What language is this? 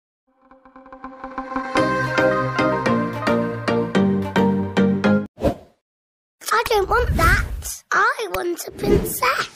English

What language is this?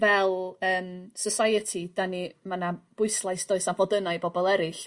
Welsh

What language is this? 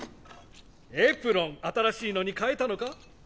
Japanese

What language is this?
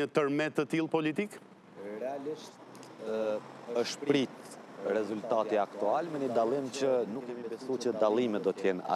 Romanian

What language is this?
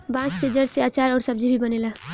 Bhojpuri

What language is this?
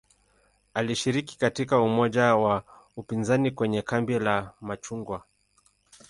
Swahili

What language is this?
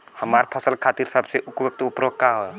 Bhojpuri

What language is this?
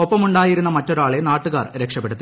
Malayalam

